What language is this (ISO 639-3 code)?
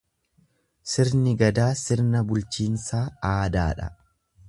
orm